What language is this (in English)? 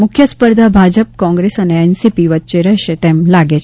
Gujarati